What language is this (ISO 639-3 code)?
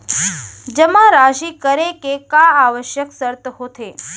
hne